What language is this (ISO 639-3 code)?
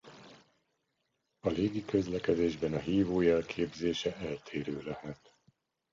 hun